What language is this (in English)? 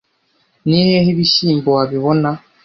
Kinyarwanda